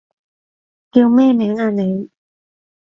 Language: Cantonese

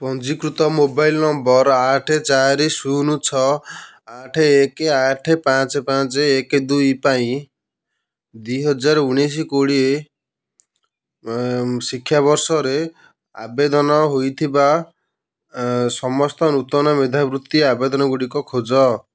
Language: Odia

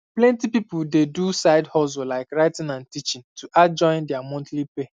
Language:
Nigerian Pidgin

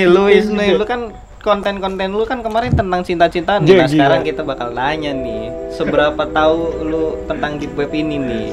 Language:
Indonesian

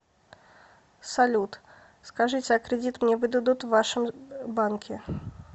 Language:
Russian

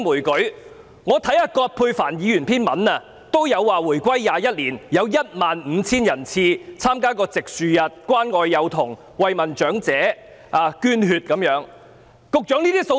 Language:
Cantonese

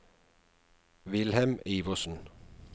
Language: Norwegian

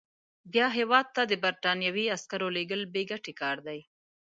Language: Pashto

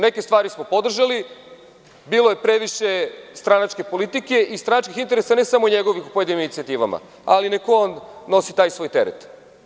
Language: Serbian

